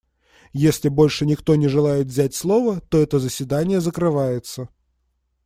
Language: Russian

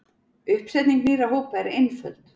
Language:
Icelandic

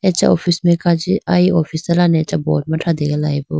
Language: Idu-Mishmi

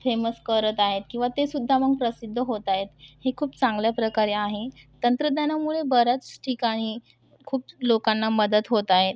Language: Marathi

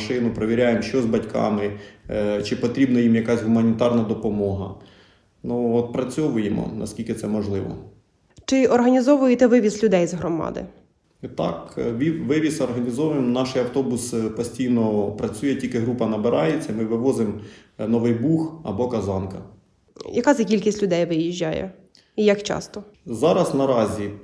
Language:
Ukrainian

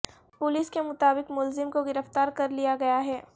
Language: Urdu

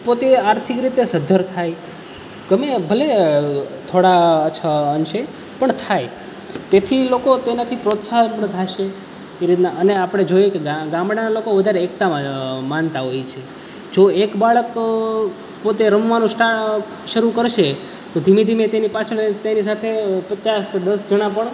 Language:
Gujarati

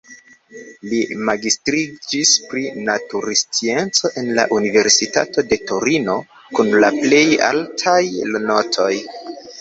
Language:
Esperanto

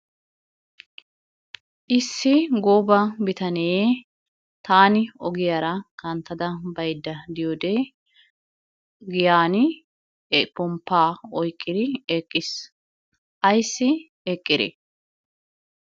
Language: Wolaytta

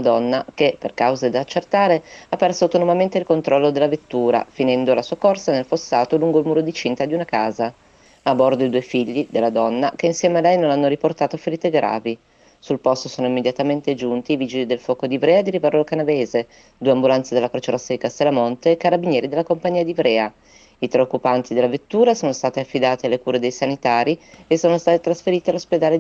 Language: Italian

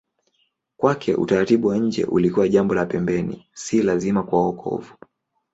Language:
Swahili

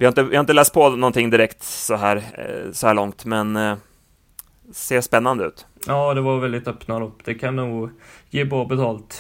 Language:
Swedish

